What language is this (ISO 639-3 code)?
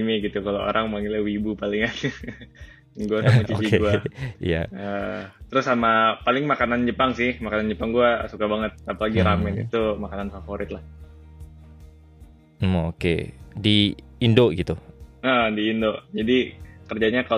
ind